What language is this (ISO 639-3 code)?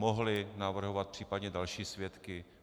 ces